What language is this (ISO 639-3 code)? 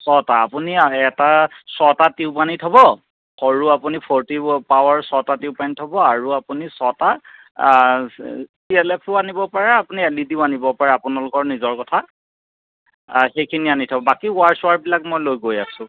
asm